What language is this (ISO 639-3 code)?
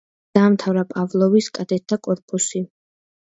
kat